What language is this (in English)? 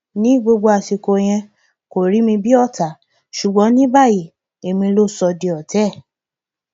Yoruba